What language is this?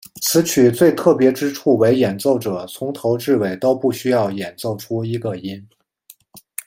Chinese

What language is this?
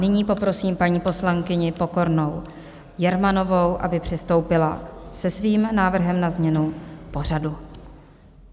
Czech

